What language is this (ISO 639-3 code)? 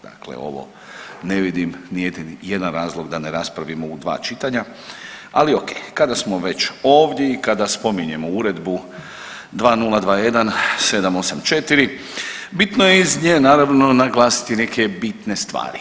hrv